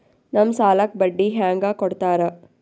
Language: Kannada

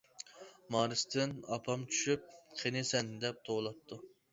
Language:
Uyghur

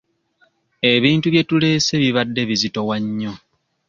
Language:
Ganda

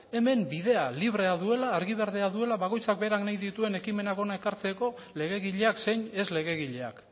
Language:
Basque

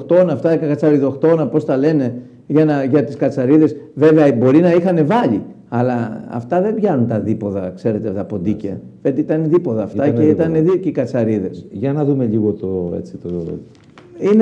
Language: Greek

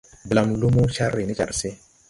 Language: Tupuri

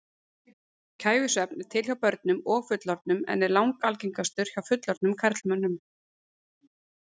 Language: Icelandic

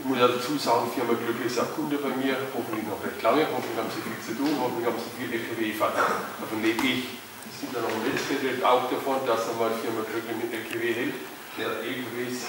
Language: German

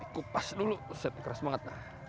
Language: Indonesian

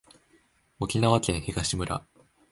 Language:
Japanese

